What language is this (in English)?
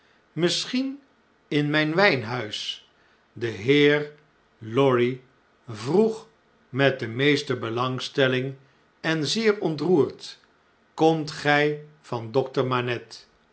Dutch